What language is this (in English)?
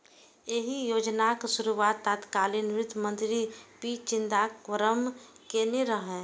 Maithili